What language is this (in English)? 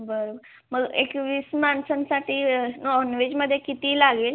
Marathi